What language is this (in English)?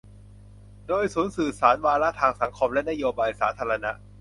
Thai